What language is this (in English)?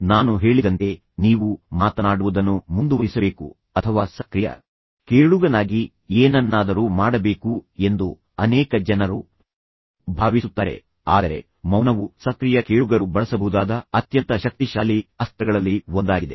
Kannada